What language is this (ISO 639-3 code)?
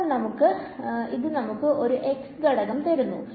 mal